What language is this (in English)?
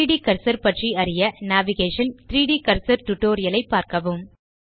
Tamil